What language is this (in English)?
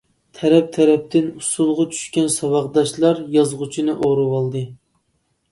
Uyghur